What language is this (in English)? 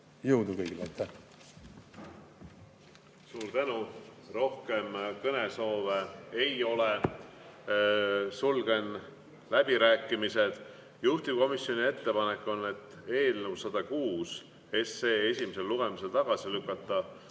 Estonian